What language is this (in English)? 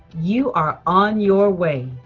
English